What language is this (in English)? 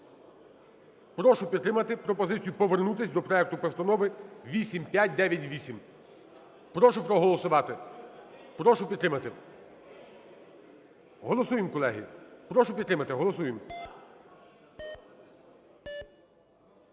Ukrainian